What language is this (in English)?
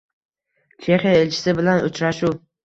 Uzbek